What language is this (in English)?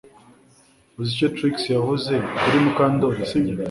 Kinyarwanda